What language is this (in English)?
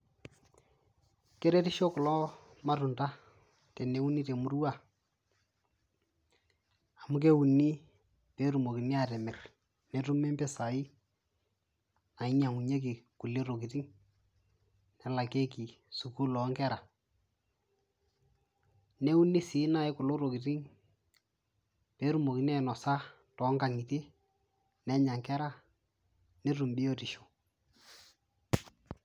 Masai